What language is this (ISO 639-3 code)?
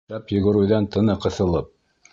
bak